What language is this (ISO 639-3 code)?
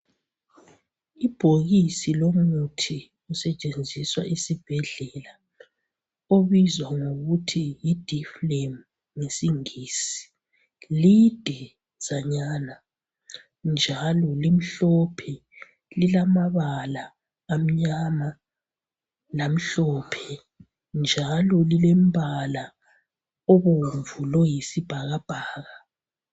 nde